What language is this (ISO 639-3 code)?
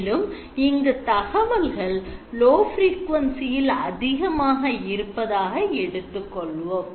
tam